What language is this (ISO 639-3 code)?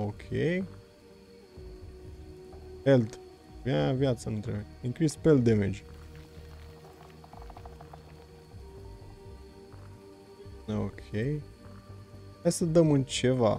ron